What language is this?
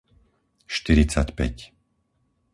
Slovak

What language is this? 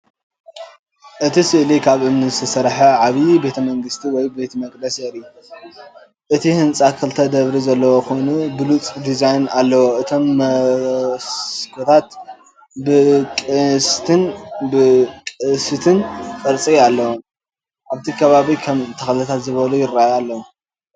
Tigrinya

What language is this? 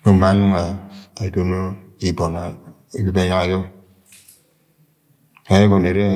Agwagwune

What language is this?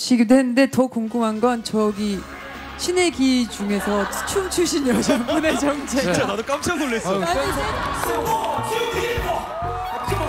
Korean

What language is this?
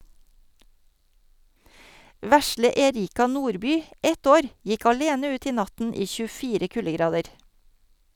Norwegian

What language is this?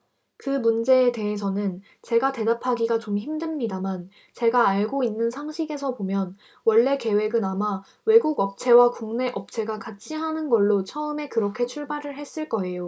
Korean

